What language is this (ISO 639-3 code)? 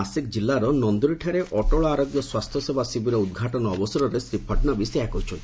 ori